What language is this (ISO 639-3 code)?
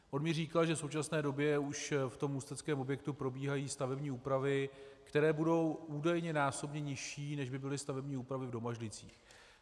ces